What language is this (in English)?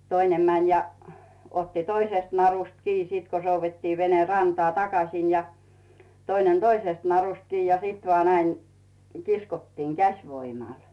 Finnish